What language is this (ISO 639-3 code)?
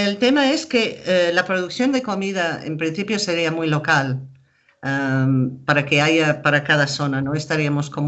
spa